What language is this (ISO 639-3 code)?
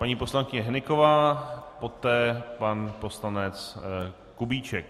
ces